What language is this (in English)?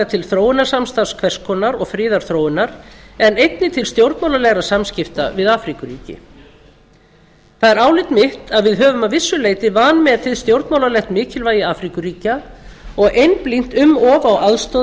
Icelandic